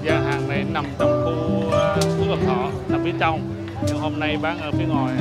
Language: Vietnamese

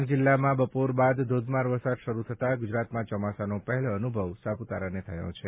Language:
Gujarati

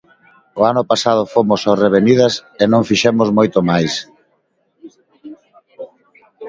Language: Galician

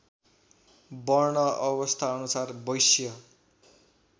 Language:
Nepali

